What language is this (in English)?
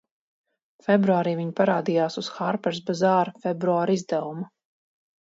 Latvian